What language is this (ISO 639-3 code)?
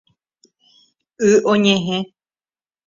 grn